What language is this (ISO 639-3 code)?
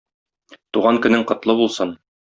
tat